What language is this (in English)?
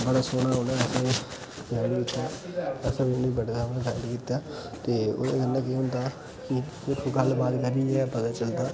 Dogri